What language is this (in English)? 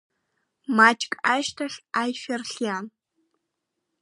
Abkhazian